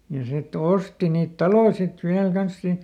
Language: Finnish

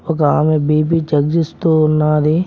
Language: Telugu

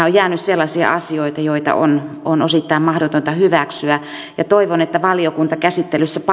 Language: Finnish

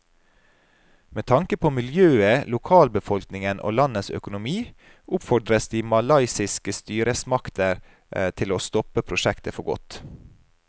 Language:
Norwegian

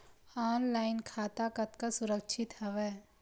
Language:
Chhattisgarhi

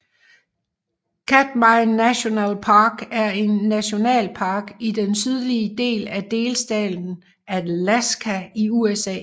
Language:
Danish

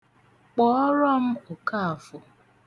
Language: Igbo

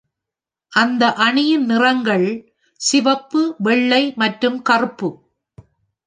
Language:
Tamil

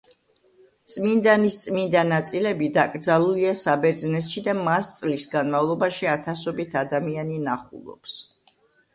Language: Georgian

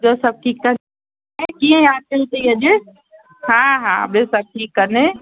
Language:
Sindhi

